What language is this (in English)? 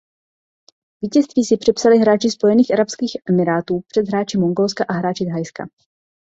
Czech